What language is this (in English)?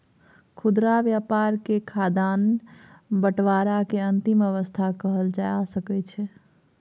Maithili